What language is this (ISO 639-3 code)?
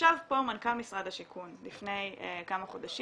heb